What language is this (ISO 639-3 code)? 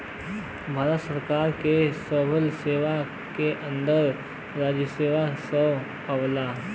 bho